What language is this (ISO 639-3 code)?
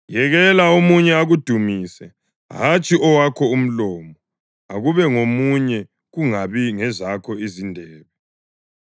nde